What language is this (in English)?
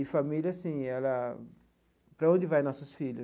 Portuguese